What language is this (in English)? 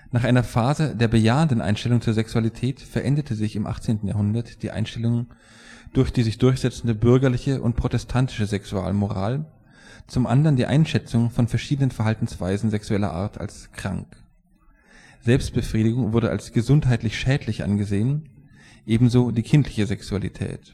German